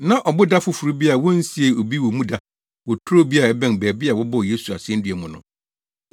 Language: Akan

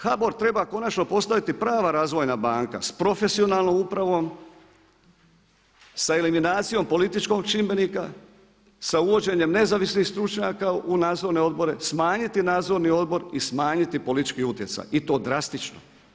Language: Croatian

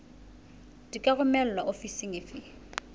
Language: Southern Sotho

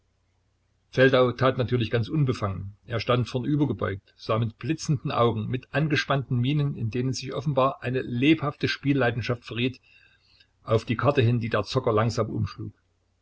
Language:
German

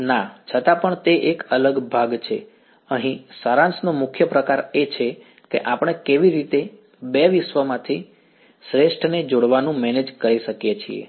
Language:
Gujarati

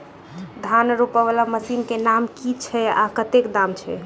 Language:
Maithili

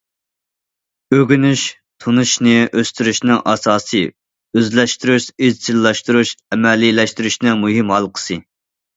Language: Uyghur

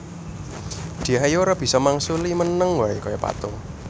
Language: Javanese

